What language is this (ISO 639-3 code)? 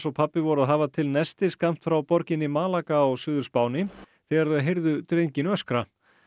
isl